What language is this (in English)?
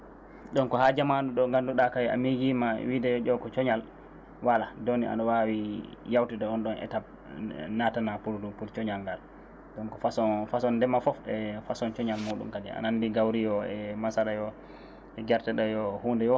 Fula